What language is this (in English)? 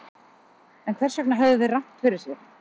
Icelandic